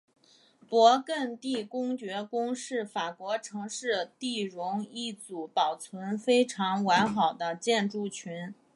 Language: Chinese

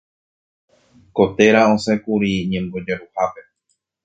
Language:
Guarani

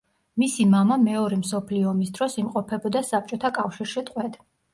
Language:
Georgian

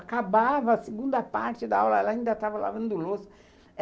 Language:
Portuguese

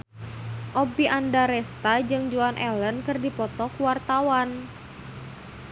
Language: Sundanese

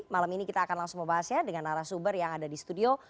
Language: Indonesian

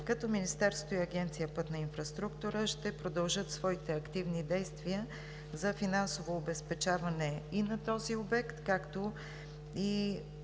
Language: Bulgarian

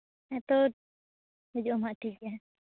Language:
Santali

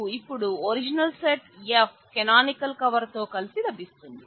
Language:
Telugu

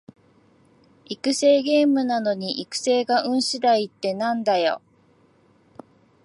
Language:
Japanese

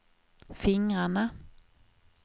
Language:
Swedish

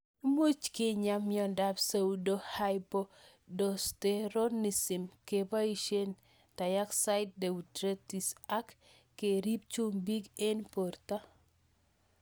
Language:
Kalenjin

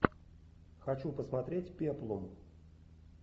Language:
Russian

